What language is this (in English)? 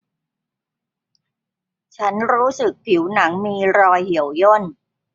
Thai